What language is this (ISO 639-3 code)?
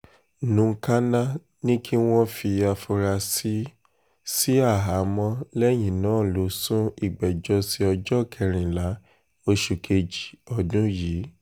yor